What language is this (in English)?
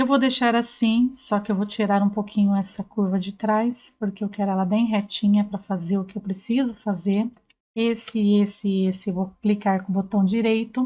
Portuguese